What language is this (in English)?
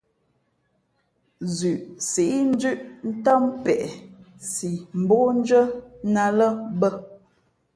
Fe'fe'